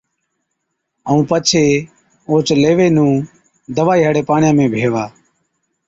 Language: Od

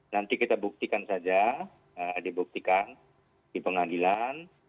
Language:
Indonesian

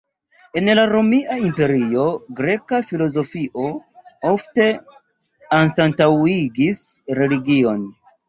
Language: Esperanto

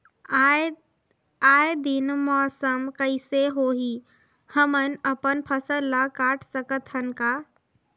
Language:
Chhattisgarhi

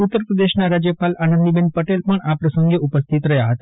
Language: Gujarati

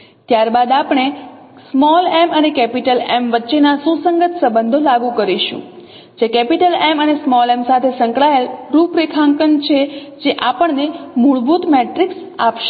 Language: Gujarati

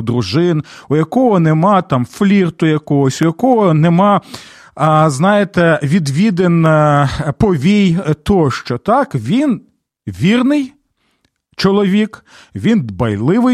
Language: Ukrainian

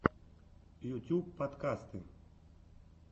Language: Russian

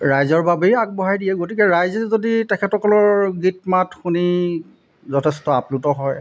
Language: Assamese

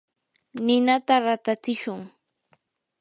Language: Yanahuanca Pasco Quechua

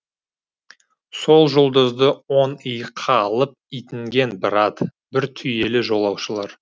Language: Kazakh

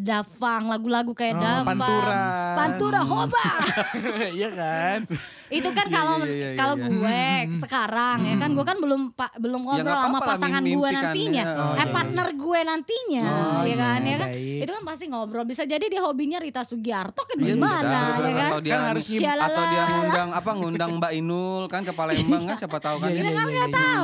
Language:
Indonesian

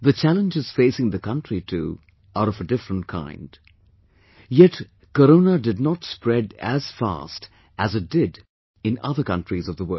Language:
English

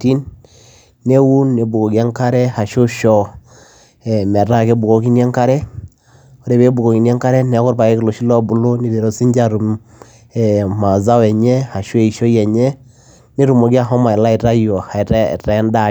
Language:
Masai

